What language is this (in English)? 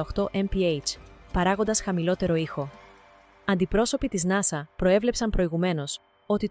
Greek